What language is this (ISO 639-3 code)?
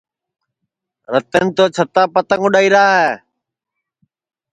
ssi